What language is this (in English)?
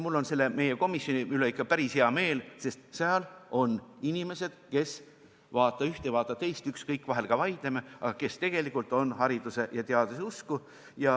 Estonian